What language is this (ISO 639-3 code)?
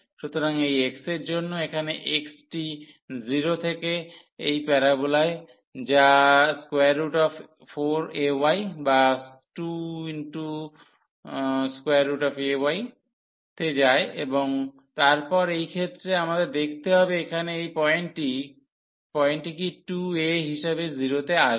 ben